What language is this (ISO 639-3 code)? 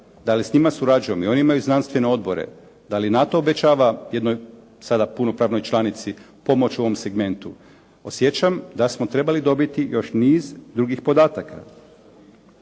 hrv